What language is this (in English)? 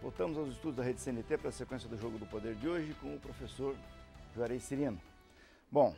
Portuguese